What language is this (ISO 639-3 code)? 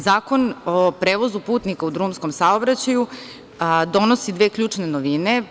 srp